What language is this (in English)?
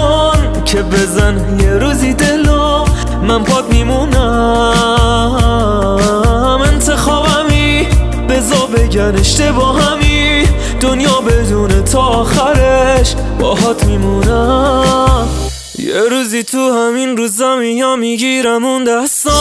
Persian